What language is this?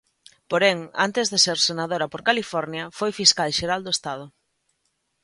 Galician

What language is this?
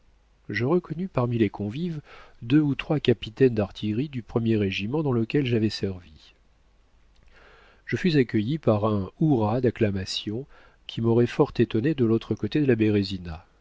French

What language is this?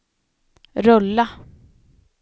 Swedish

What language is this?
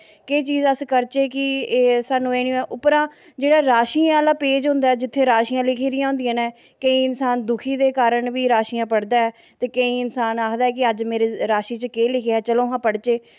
Dogri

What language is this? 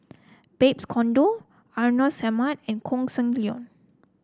English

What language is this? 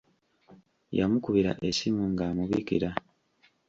Ganda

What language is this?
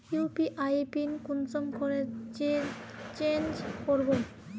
Magahi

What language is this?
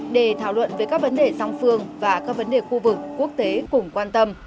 Vietnamese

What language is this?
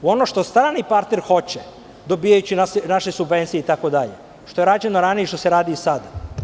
Serbian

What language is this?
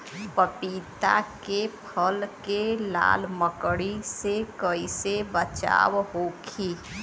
Bhojpuri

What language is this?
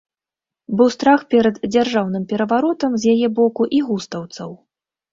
Belarusian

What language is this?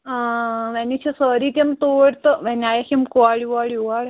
Kashmiri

